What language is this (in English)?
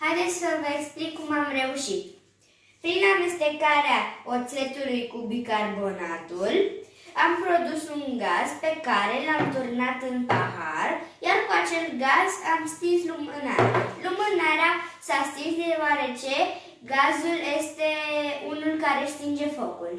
Romanian